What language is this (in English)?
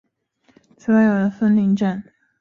Chinese